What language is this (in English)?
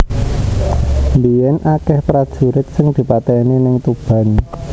Javanese